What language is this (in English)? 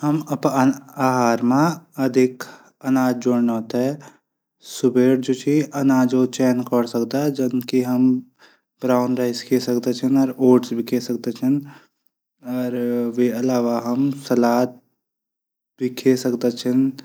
Garhwali